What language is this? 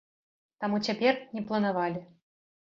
Belarusian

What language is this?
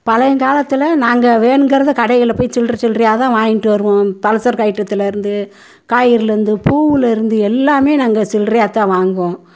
Tamil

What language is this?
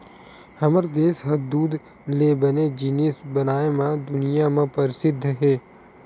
Chhattisgarhi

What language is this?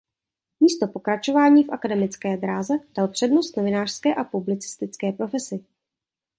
Czech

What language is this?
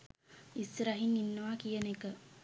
Sinhala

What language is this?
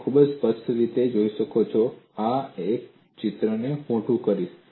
Gujarati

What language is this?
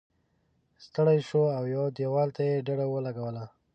Pashto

